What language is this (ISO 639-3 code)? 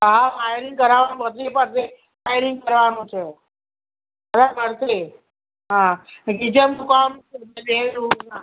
guj